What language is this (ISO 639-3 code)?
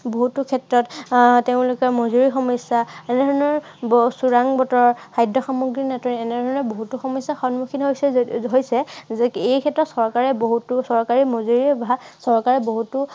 asm